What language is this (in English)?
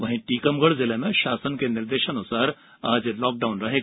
Hindi